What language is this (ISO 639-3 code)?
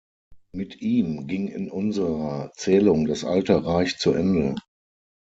deu